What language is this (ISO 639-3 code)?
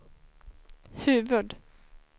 swe